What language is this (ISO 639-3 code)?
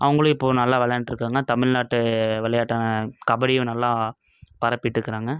tam